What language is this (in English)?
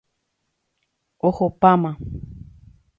Guarani